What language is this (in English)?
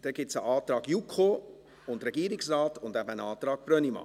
Swiss German